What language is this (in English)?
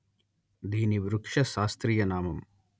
Telugu